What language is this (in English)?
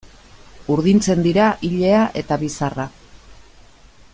Basque